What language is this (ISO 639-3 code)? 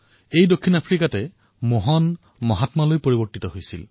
asm